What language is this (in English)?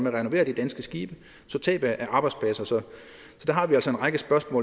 Danish